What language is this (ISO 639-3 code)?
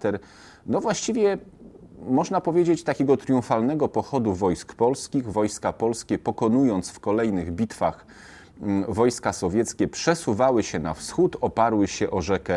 pol